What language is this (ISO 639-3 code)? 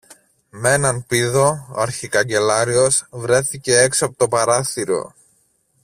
ell